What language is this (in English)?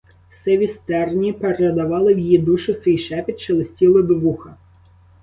Ukrainian